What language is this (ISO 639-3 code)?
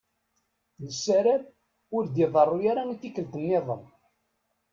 kab